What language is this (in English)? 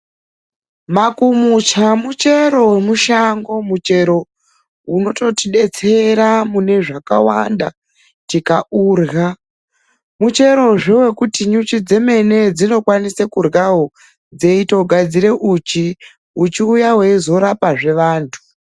Ndau